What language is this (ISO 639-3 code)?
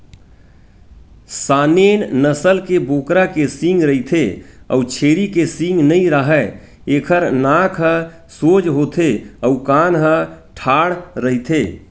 hne